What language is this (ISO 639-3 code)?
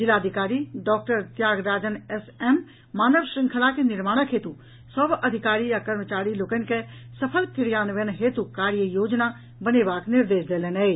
mai